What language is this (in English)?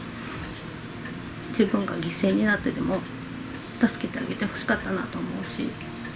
Japanese